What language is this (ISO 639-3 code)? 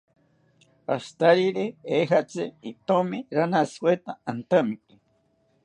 cpy